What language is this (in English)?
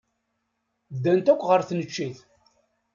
Kabyle